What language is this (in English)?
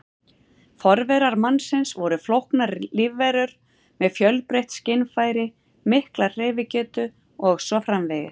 Icelandic